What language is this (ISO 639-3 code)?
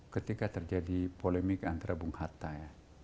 ind